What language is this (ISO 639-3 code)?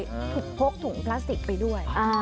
tha